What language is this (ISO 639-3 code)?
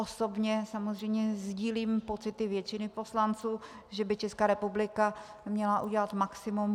ces